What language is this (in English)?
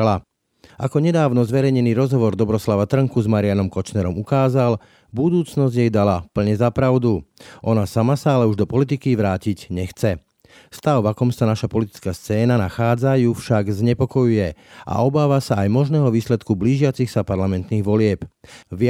Slovak